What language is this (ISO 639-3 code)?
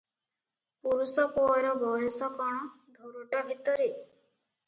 ori